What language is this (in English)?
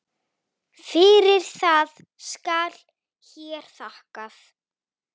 Icelandic